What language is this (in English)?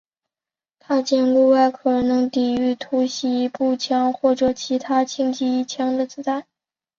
Chinese